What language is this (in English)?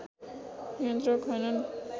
Nepali